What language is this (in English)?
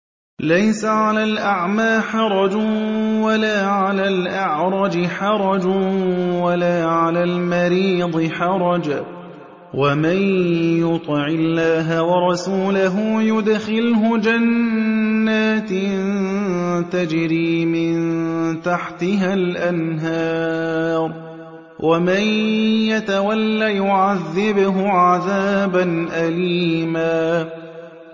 Arabic